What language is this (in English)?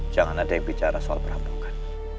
Indonesian